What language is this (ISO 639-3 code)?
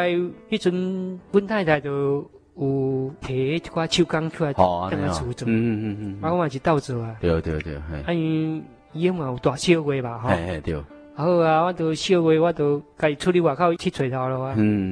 zho